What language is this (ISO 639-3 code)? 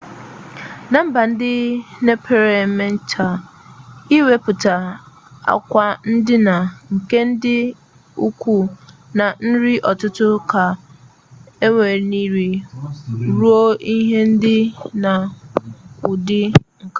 ibo